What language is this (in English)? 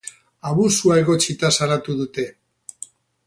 Basque